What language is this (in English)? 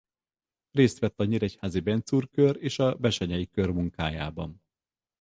Hungarian